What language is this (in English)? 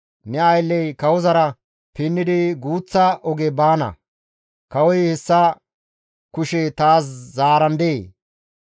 Gamo